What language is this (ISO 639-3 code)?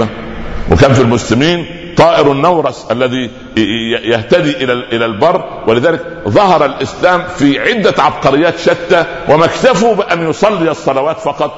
ara